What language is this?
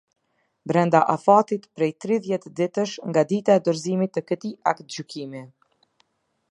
Albanian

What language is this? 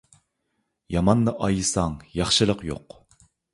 Uyghur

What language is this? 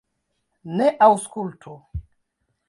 Esperanto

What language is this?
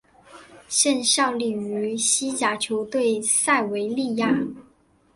Chinese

